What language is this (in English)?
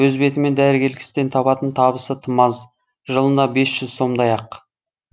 Kazakh